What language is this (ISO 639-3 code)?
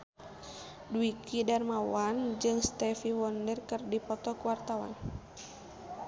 sun